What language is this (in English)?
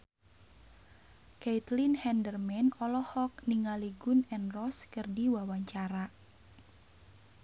Sundanese